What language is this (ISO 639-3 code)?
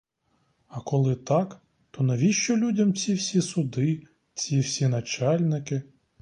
ukr